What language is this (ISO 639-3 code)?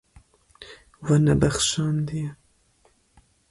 kur